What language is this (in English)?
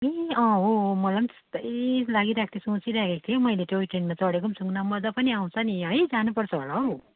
Nepali